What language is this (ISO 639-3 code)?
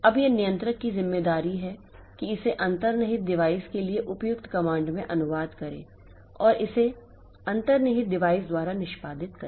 hin